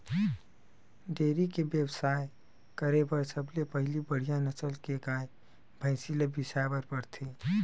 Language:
Chhattisgarhi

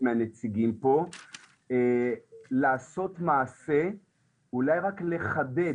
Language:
Hebrew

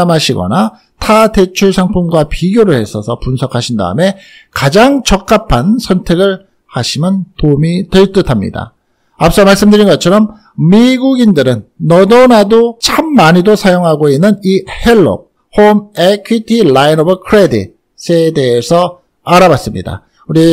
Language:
Korean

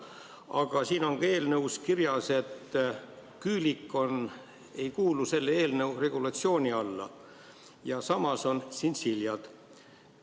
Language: Estonian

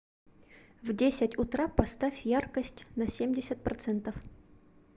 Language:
Russian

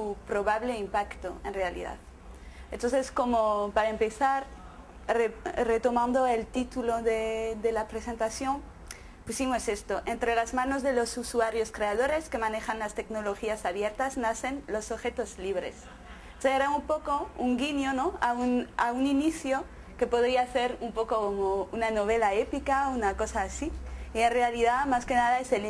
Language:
Spanish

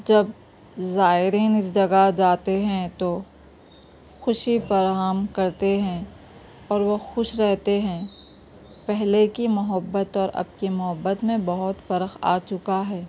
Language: Urdu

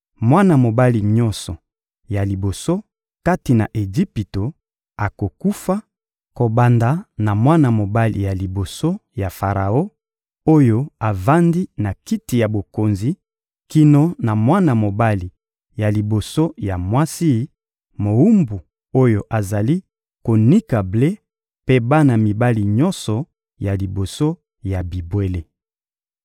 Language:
Lingala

